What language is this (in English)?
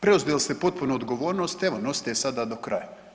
Croatian